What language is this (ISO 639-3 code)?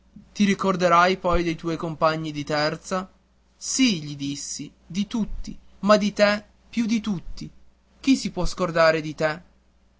ita